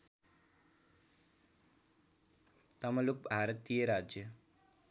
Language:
Nepali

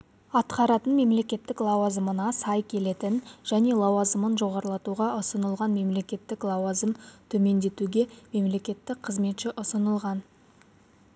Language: Kazakh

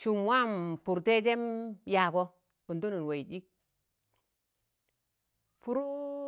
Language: Tangale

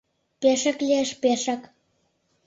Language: Mari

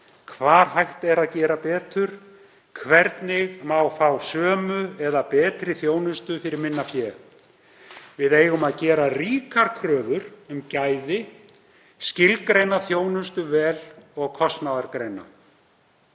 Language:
Icelandic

